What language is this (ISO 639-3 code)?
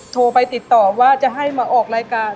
tha